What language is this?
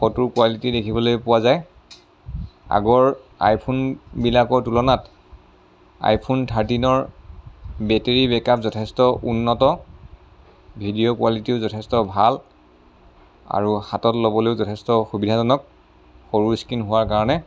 Assamese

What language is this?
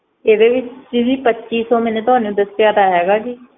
Punjabi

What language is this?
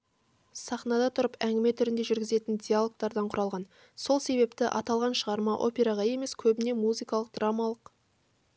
Kazakh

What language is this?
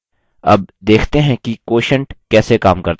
Hindi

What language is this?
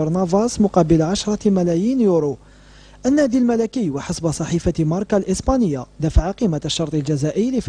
Arabic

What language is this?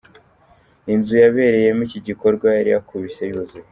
Kinyarwanda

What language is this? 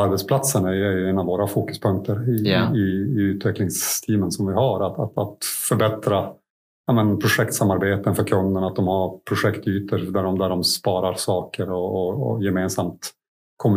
Swedish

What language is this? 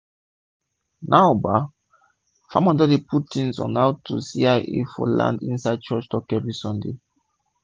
Nigerian Pidgin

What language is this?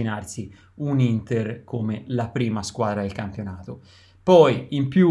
Italian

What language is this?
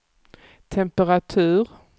Swedish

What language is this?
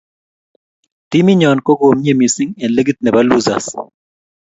Kalenjin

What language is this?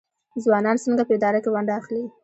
Pashto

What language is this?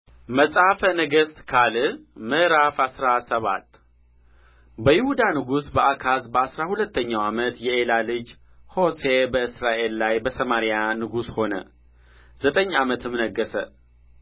Amharic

